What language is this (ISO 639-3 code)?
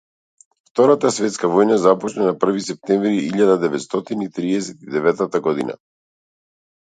mkd